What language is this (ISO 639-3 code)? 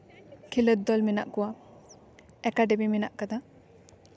sat